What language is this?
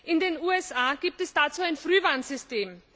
German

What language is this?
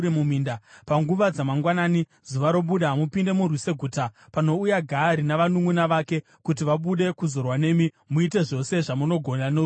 Shona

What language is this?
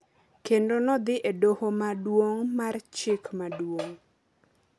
Luo (Kenya and Tanzania)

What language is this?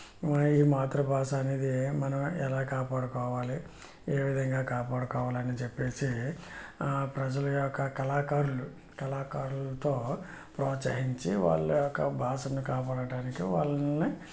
Telugu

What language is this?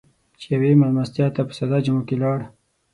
Pashto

